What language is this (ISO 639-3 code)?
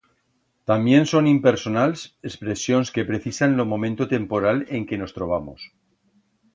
arg